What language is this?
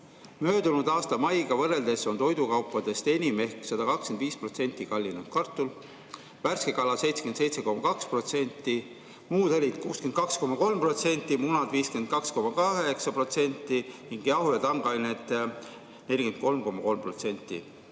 Estonian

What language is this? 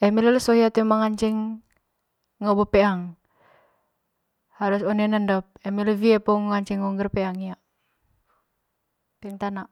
Manggarai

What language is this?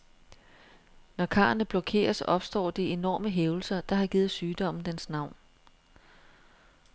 Danish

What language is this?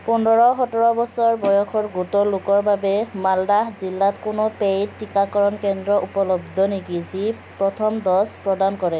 Assamese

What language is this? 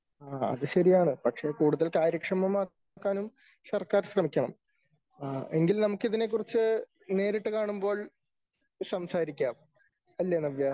Malayalam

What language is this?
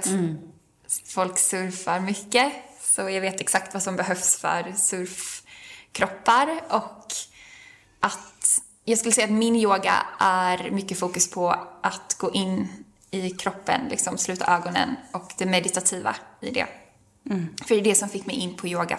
Swedish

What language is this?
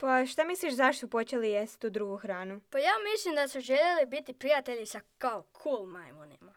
Croatian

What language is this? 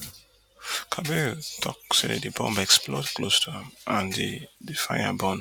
Nigerian Pidgin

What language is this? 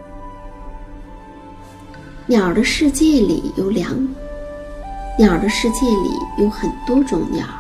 Chinese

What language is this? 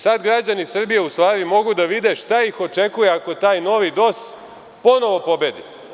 Serbian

